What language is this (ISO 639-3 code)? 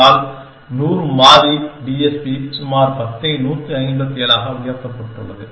tam